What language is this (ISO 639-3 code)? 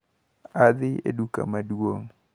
luo